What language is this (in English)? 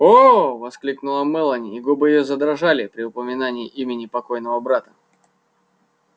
Russian